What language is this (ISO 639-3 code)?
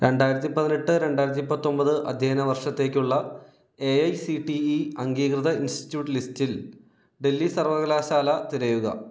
mal